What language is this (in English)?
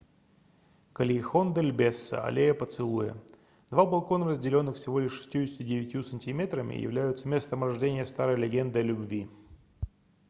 Russian